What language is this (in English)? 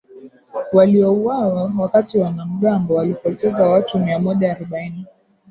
Swahili